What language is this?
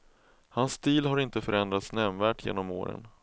Swedish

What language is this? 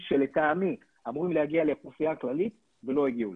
Hebrew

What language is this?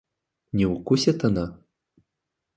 Russian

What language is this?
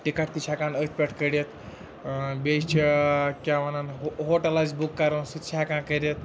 Kashmiri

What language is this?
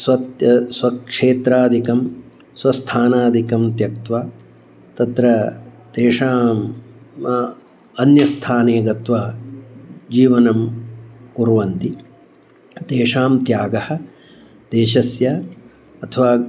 Sanskrit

